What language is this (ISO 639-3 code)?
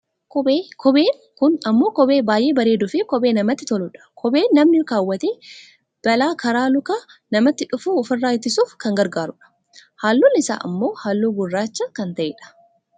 orm